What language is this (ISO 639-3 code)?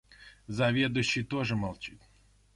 rus